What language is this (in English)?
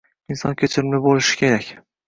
Uzbek